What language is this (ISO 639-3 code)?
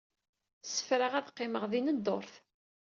kab